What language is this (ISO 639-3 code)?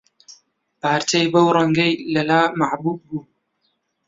ckb